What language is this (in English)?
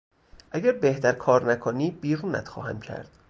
Persian